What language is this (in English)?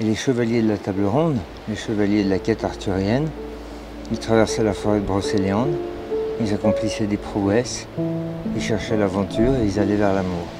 French